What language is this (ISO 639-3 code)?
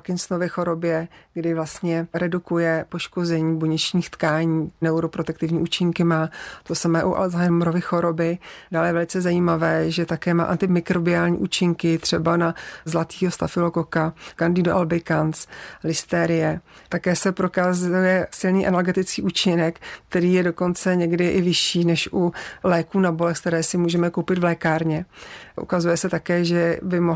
ces